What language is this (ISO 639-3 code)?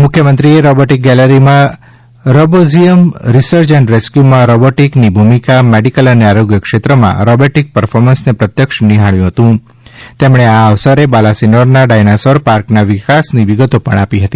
guj